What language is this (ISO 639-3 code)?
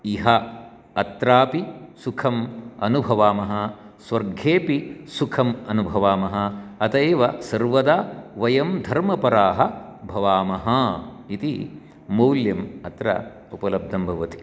san